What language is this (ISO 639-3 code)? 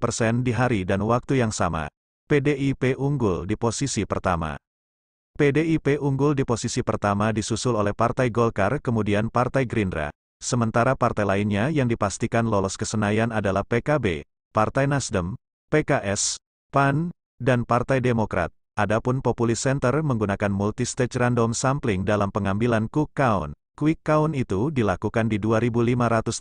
ind